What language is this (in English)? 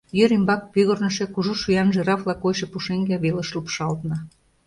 Mari